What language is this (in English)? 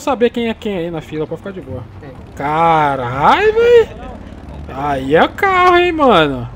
Portuguese